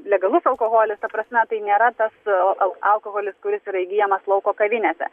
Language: Lithuanian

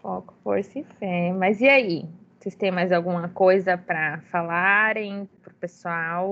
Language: Portuguese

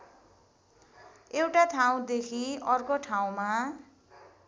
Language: Nepali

